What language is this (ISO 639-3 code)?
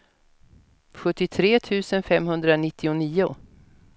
swe